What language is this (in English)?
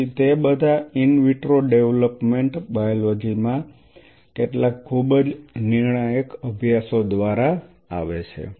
Gujarati